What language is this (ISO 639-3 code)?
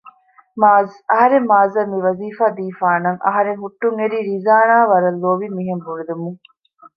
div